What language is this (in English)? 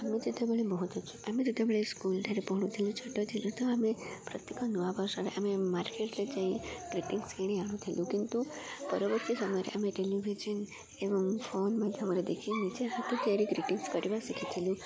Odia